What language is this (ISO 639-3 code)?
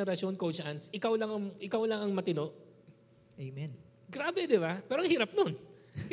fil